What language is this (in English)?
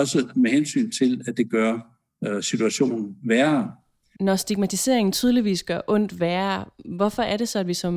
Danish